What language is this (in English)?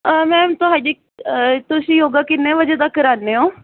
Punjabi